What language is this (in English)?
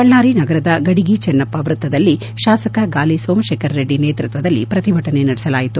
Kannada